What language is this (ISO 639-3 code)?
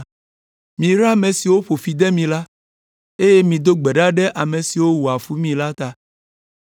ewe